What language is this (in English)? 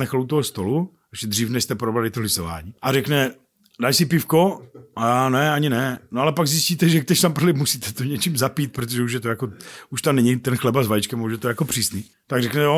Czech